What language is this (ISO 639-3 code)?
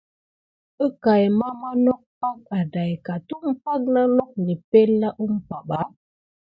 gid